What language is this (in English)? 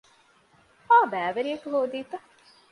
Divehi